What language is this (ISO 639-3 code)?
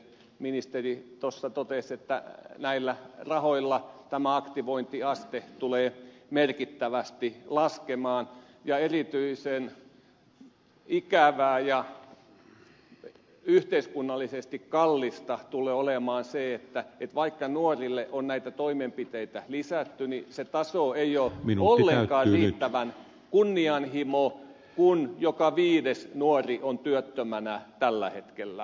fin